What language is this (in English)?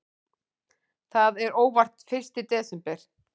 Icelandic